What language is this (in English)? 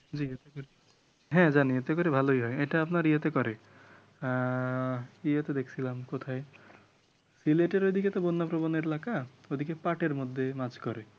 Bangla